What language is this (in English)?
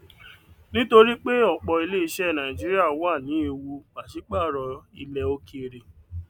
Yoruba